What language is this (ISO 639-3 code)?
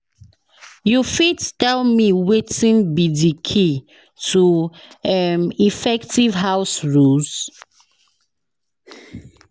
pcm